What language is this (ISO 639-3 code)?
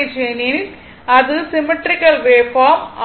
tam